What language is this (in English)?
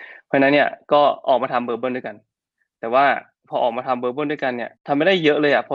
Thai